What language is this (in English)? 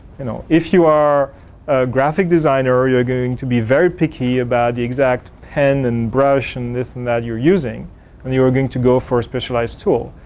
English